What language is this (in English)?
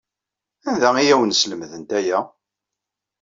Kabyle